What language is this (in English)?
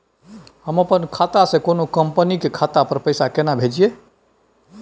Maithili